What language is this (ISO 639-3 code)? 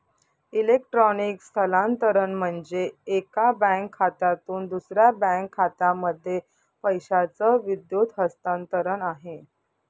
mar